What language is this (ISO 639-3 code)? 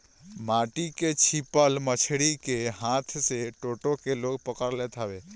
bho